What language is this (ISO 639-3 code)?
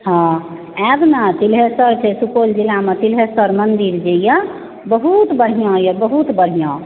mai